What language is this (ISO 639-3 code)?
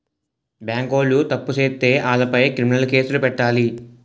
tel